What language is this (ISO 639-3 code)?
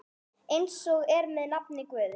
isl